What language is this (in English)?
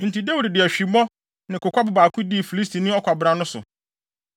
Akan